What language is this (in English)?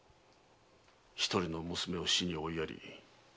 Japanese